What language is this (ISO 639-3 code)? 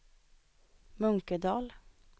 swe